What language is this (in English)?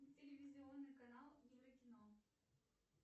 Russian